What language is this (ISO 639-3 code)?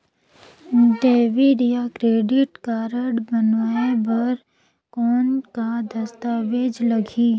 hne